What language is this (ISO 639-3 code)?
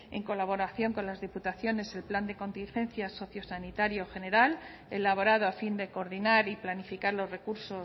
spa